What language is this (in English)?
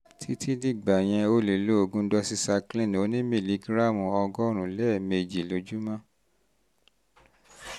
Yoruba